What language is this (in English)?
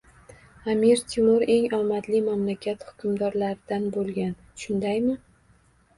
Uzbek